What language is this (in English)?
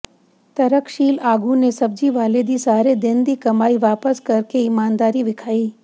Punjabi